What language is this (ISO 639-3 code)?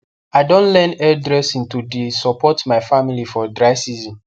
pcm